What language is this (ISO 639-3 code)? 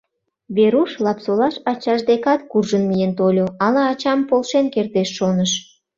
chm